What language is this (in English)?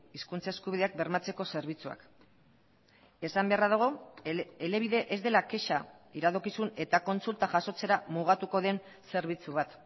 Basque